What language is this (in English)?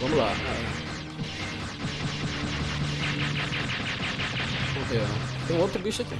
Portuguese